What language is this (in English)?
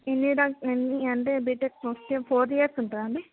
Telugu